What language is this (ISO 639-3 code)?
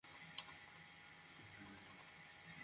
ben